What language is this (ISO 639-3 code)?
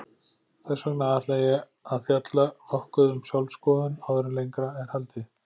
isl